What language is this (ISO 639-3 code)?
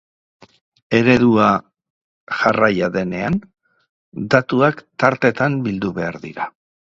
eus